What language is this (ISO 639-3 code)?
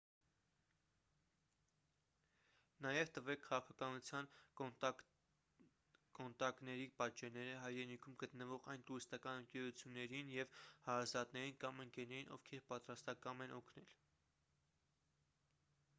hye